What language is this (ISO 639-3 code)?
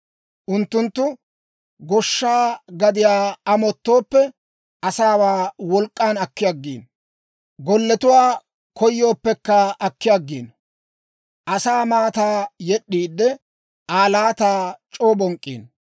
dwr